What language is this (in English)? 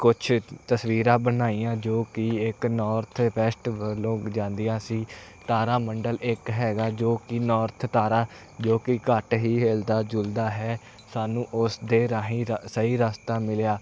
Punjabi